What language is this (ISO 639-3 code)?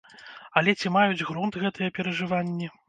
bel